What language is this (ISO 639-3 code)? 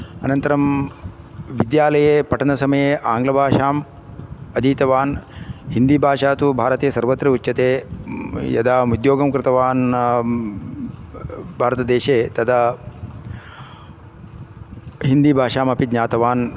san